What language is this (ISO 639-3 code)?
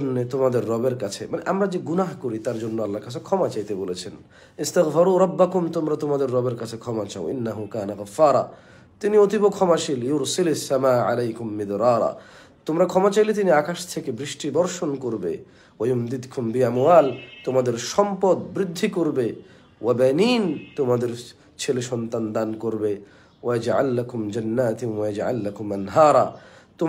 ara